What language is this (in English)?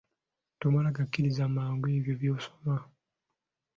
Ganda